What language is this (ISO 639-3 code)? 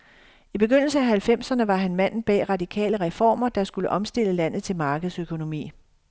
dan